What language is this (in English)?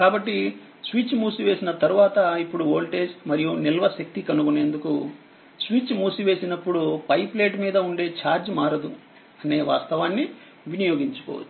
Telugu